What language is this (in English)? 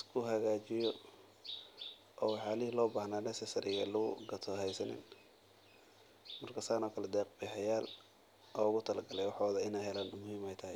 Somali